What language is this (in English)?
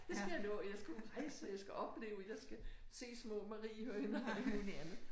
Danish